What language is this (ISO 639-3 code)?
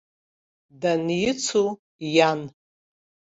abk